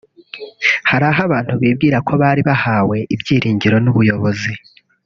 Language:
Kinyarwanda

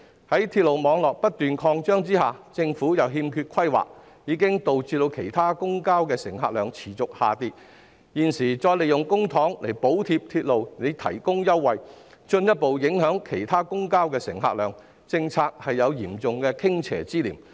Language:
Cantonese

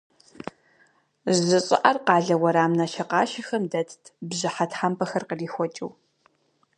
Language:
Kabardian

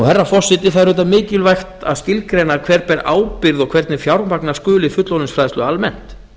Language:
Icelandic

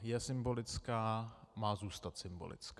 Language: Czech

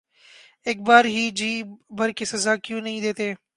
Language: Urdu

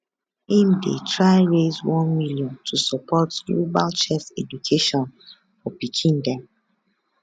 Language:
Nigerian Pidgin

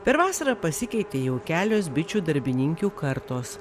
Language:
Lithuanian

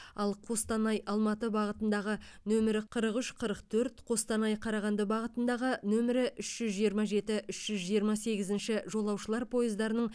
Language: Kazakh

